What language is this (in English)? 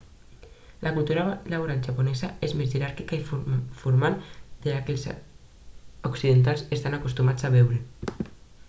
Catalan